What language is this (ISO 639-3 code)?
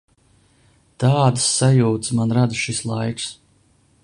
lav